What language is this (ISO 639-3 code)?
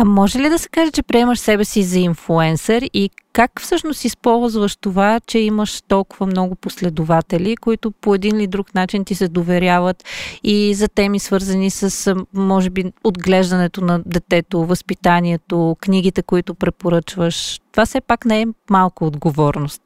bul